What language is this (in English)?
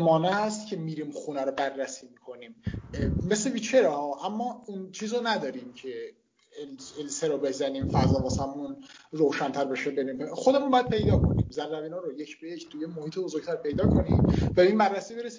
Persian